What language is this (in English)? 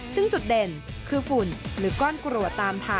Thai